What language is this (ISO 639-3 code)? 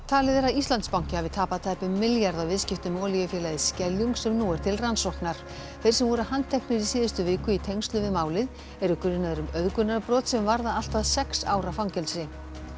isl